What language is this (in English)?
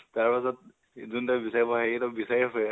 Assamese